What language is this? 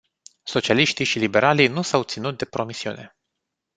Romanian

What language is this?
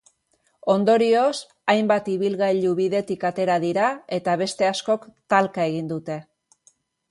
Basque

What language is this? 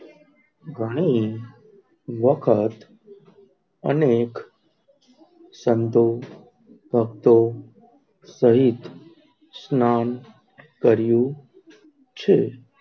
Gujarati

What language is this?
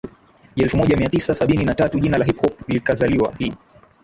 Swahili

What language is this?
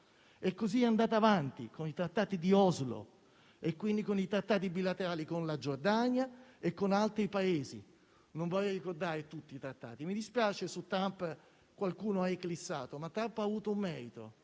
Italian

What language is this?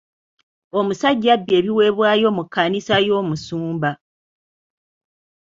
Ganda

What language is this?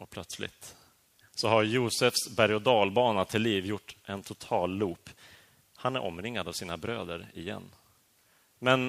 Swedish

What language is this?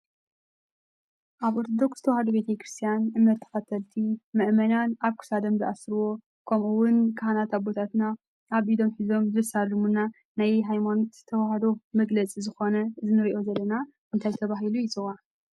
Tigrinya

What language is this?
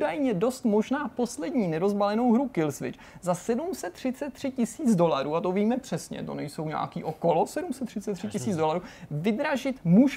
Czech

